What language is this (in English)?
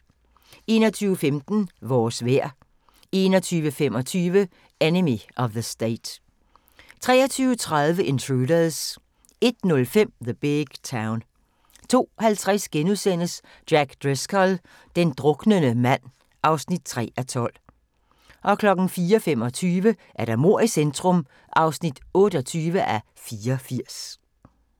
Danish